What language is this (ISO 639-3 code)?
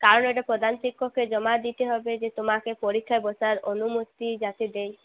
ben